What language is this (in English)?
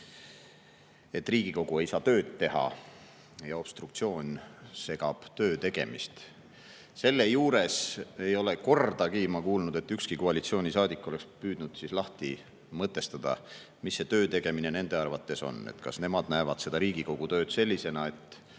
Estonian